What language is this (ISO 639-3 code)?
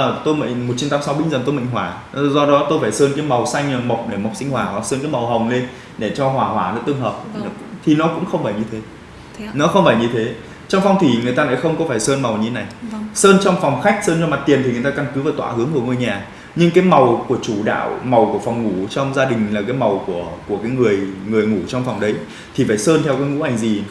vie